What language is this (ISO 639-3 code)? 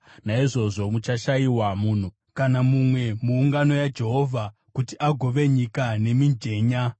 sna